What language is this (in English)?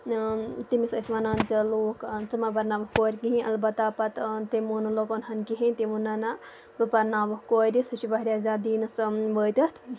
Kashmiri